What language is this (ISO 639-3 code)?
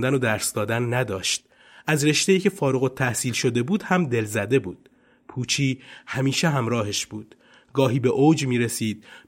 fas